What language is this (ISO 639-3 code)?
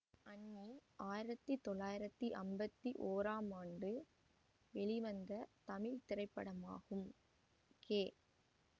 tam